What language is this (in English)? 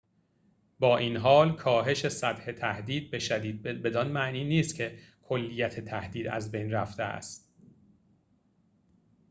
Persian